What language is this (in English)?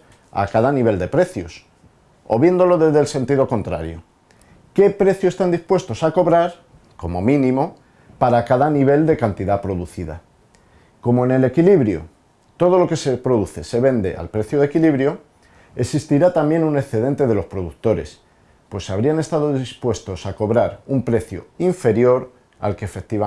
Spanish